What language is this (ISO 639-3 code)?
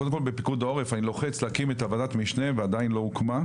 heb